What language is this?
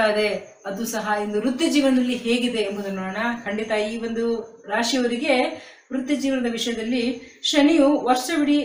Arabic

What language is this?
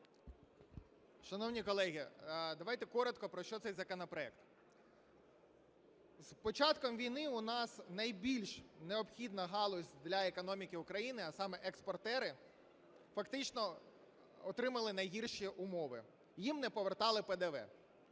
Ukrainian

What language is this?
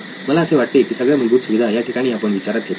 Marathi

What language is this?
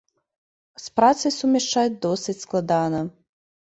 Belarusian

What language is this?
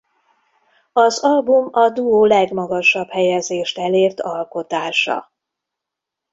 Hungarian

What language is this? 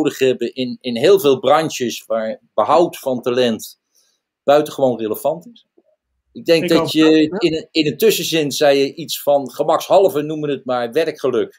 Dutch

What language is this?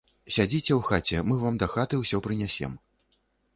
Belarusian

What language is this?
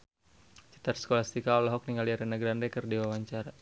Sundanese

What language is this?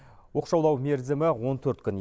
Kazakh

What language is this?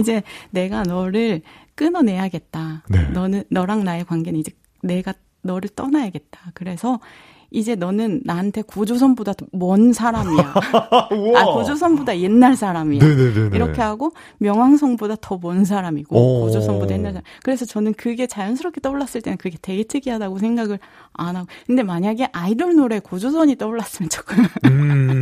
Korean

